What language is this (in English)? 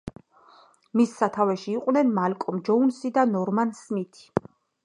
Georgian